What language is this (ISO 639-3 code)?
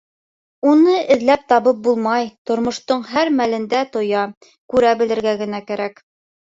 bak